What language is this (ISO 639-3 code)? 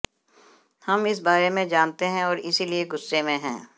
hin